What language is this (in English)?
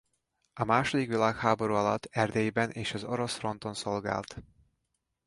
Hungarian